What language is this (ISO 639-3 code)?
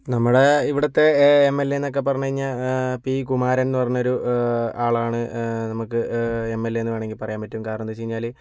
mal